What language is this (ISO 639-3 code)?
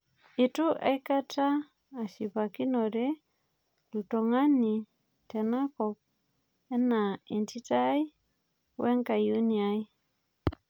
mas